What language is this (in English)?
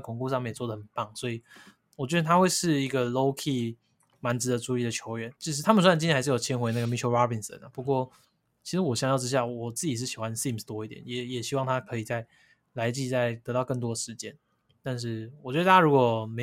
Chinese